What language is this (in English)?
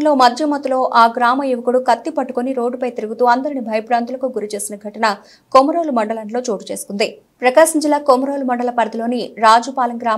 Telugu